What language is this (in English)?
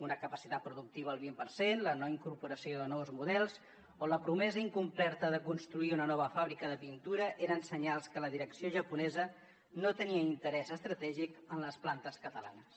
Catalan